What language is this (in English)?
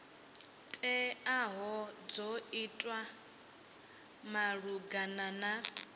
Venda